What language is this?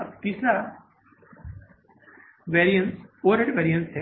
Hindi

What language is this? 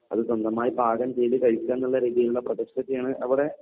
Malayalam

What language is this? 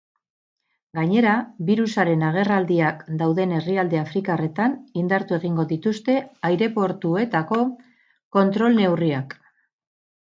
Basque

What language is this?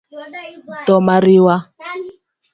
Luo (Kenya and Tanzania)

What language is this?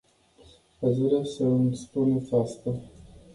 Romanian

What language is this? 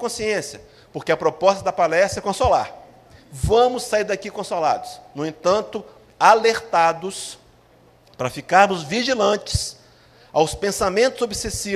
Portuguese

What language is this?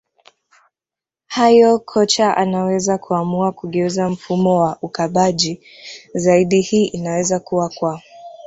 Swahili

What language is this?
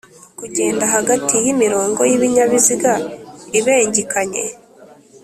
Kinyarwanda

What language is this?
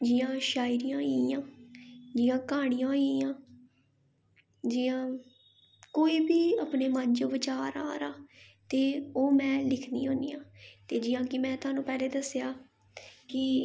Dogri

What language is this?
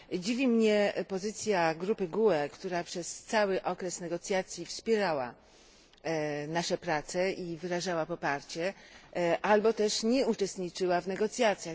Polish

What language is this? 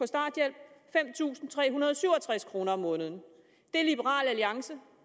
Danish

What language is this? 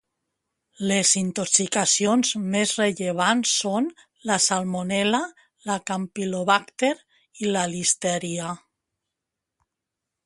Catalan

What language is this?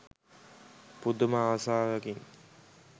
Sinhala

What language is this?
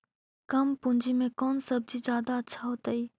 Magahi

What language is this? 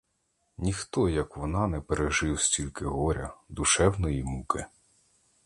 Ukrainian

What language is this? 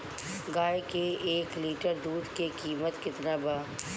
Bhojpuri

